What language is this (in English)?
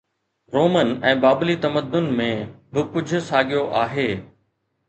Sindhi